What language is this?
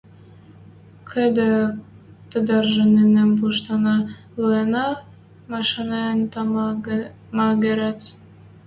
Western Mari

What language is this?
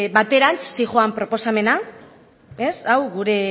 Basque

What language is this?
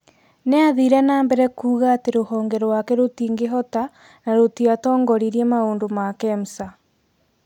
Kikuyu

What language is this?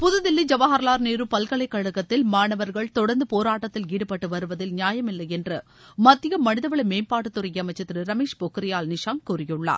Tamil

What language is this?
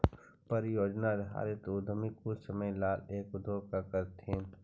Magahi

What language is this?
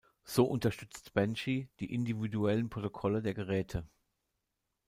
German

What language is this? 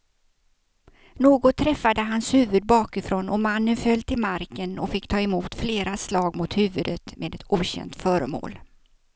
Swedish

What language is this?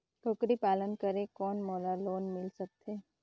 Chhattisgarhi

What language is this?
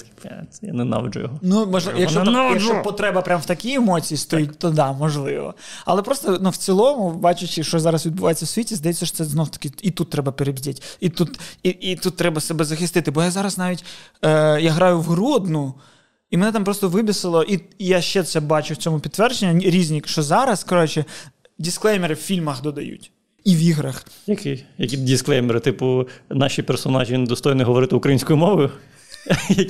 Ukrainian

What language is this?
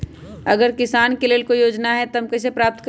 Magahi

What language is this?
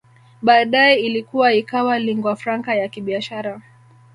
Swahili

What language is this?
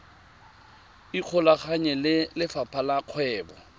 Tswana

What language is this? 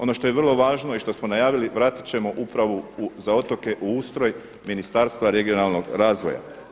Croatian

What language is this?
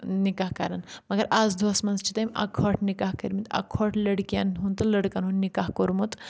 Kashmiri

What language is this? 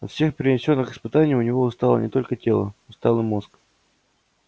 Russian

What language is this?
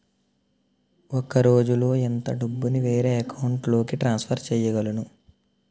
Telugu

